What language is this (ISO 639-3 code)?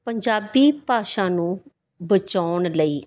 pan